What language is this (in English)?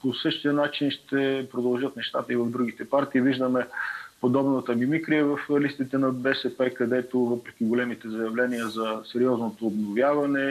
Bulgarian